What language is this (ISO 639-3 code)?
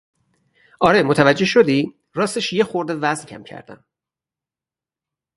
fas